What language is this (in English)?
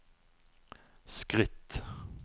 Norwegian